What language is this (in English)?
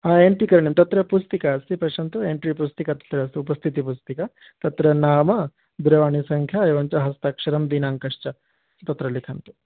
Sanskrit